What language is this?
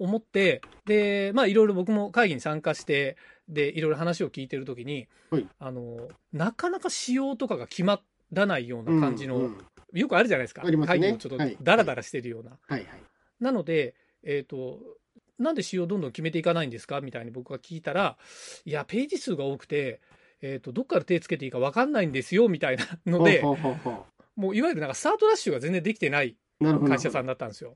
Japanese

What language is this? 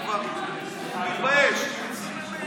Hebrew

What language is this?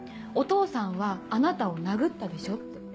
Japanese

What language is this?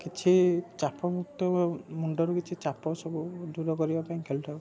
Odia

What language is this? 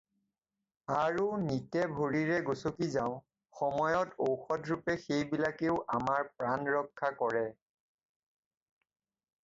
Assamese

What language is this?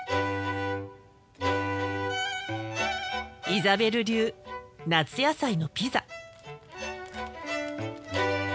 Japanese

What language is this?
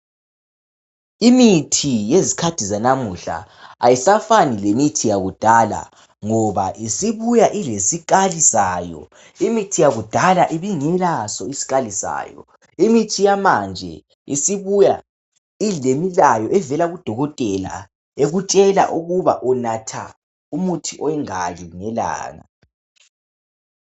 North Ndebele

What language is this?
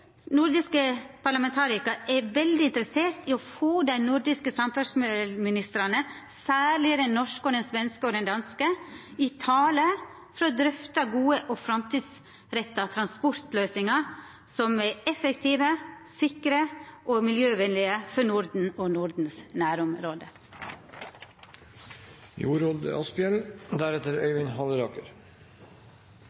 Norwegian Nynorsk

